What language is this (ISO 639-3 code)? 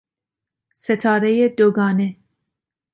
fas